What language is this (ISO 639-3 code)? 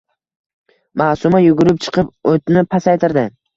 uzb